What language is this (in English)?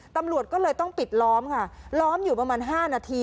Thai